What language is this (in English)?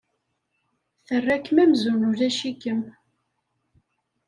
Kabyle